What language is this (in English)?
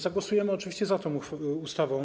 Polish